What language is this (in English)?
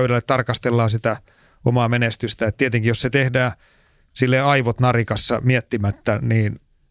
Finnish